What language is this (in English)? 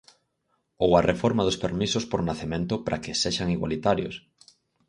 Galician